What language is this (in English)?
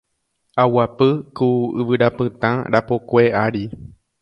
Guarani